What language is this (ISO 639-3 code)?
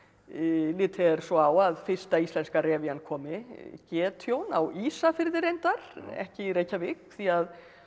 isl